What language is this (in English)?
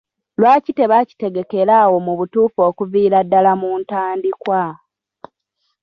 Ganda